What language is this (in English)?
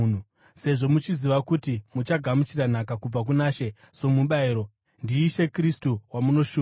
Shona